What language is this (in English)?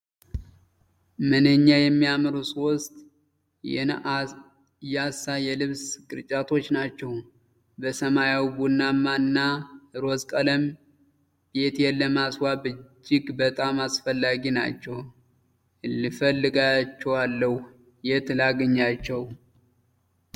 Amharic